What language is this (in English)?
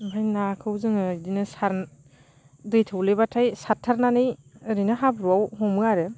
Bodo